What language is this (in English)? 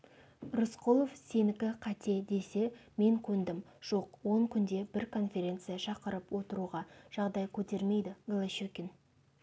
Kazakh